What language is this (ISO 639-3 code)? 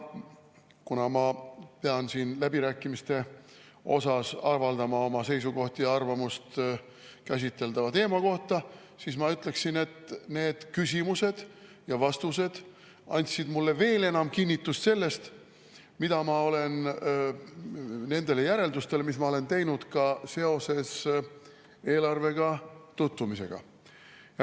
est